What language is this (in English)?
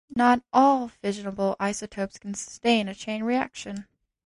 English